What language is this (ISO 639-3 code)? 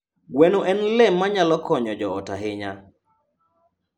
luo